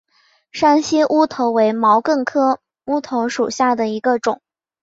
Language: Chinese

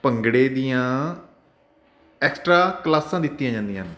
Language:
Punjabi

